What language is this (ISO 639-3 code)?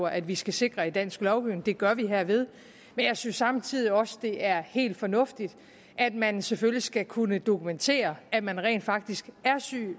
dan